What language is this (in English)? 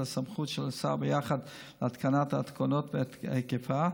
Hebrew